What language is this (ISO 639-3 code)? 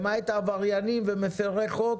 heb